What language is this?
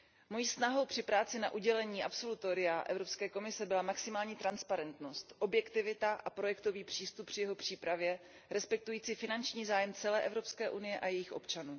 Czech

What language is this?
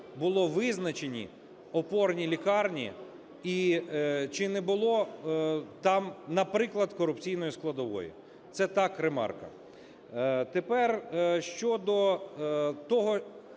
Ukrainian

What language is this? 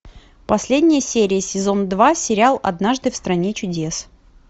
Russian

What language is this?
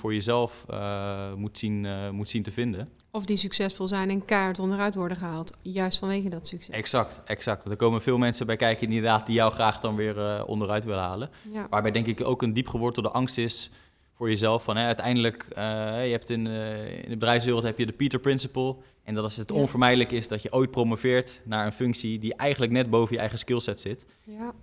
Dutch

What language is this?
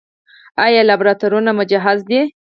Pashto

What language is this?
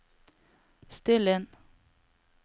Norwegian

